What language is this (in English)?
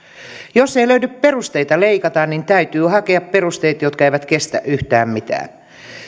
Finnish